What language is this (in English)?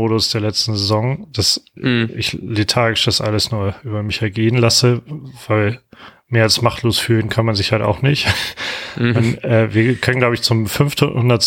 German